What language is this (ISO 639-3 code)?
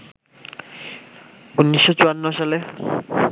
ben